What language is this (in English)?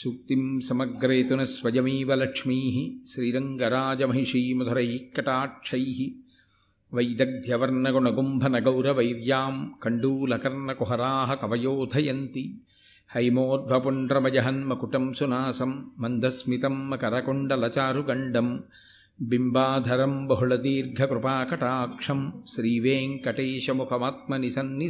Telugu